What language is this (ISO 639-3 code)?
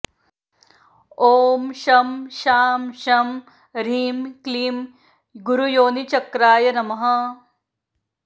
san